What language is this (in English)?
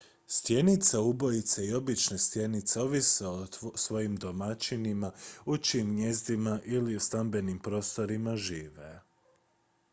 Croatian